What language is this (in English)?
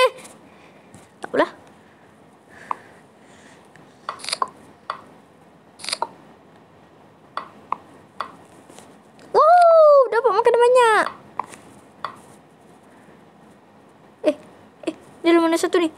Malay